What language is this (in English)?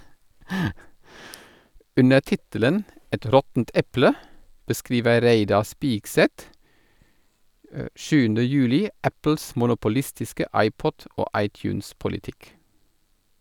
Norwegian